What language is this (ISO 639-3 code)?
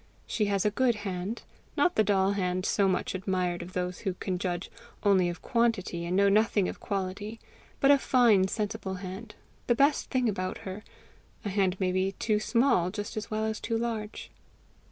eng